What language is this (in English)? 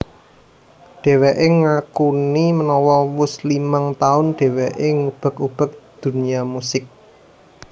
Javanese